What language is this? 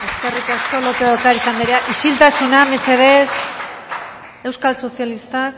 Basque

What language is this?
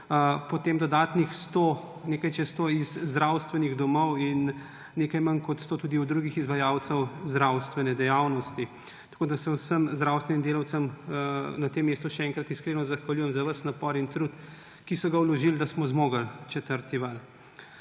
Slovenian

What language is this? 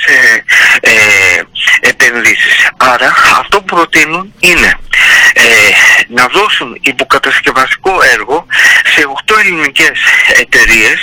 Greek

